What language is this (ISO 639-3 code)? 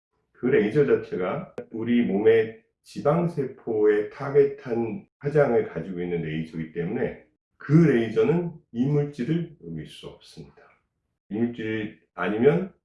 kor